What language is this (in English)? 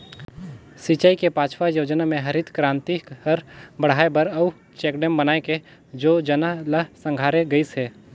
Chhattisgarhi